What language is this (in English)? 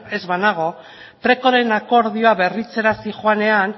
Basque